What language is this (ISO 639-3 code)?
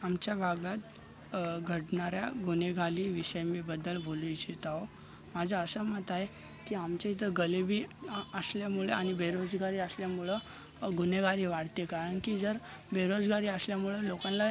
mar